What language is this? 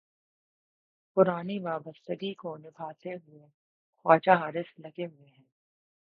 Urdu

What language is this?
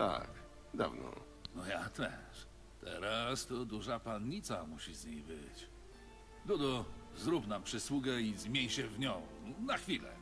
Polish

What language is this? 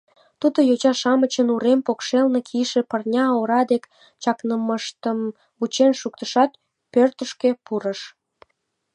Mari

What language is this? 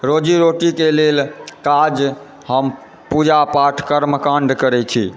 Maithili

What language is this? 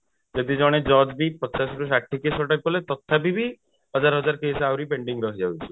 Odia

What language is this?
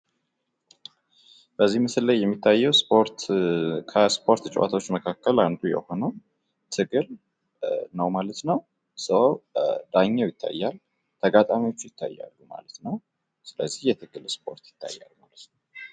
Amharic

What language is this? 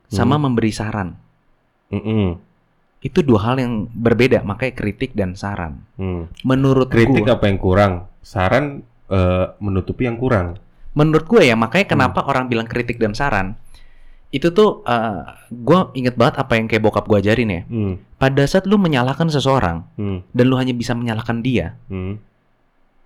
Indonesian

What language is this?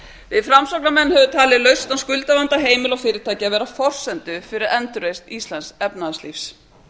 Icelandic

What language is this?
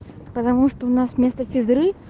Russian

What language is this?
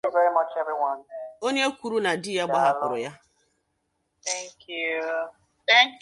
Igbo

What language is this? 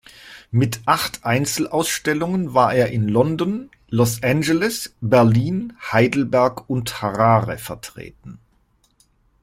German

